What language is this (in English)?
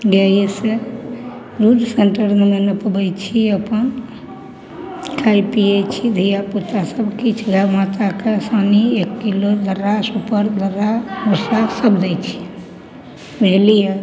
Maithili